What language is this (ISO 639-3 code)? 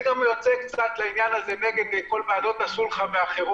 heb